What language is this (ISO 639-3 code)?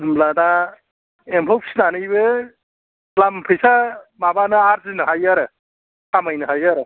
brx